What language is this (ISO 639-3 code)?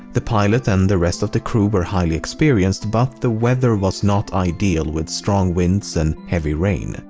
eng